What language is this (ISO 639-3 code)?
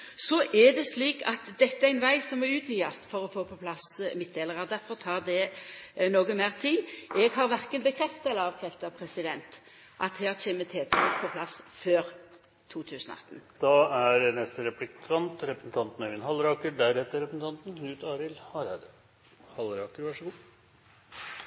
nor